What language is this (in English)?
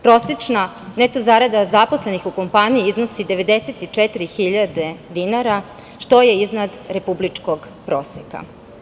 Serbian